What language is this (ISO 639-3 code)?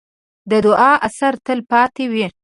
pus